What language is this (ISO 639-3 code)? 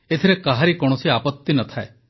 ori